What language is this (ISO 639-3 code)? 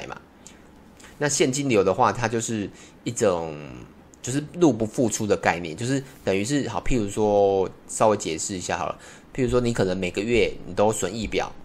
zho